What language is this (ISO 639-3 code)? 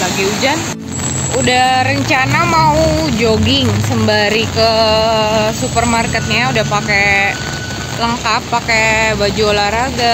ind